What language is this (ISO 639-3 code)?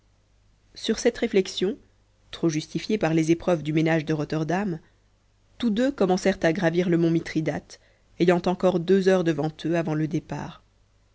fra